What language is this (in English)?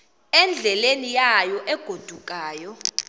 Xhosa